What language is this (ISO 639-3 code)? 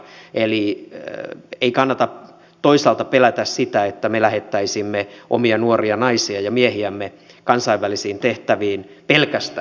fin